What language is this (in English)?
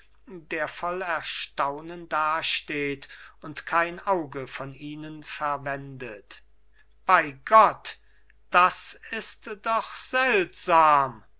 German